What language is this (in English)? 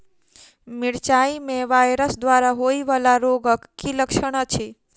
Maithili